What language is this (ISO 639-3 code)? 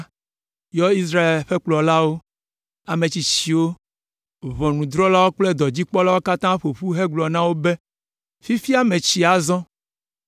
ewe